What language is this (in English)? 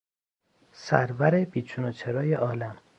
Persian